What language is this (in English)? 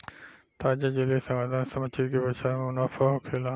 Bhojpuri